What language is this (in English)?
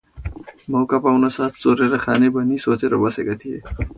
Nepali